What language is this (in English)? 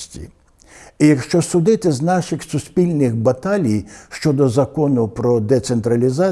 Ukrainian